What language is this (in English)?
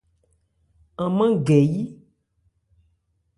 Ebrié